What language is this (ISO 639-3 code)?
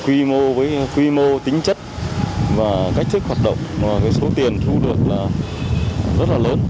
vie